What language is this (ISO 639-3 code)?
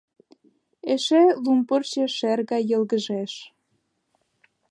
chm